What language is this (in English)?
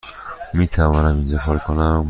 Persian